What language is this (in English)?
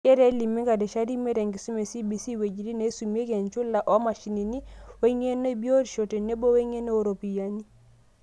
Masai